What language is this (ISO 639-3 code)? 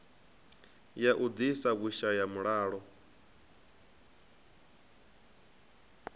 ven